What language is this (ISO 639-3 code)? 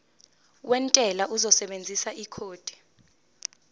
zul